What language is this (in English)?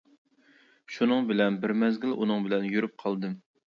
Uyghur